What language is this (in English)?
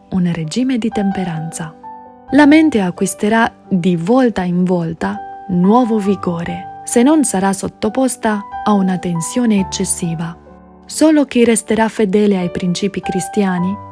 Italian